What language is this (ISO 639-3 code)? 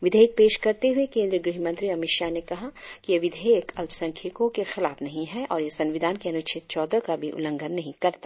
hin